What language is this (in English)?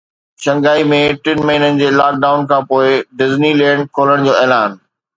Sindhi